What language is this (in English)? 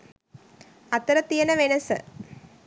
Sinhala